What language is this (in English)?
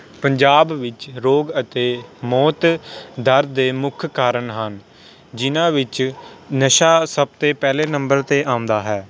Punjabi